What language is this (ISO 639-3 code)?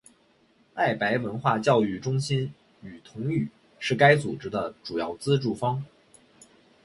zho